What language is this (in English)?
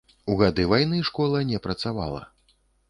Belarusian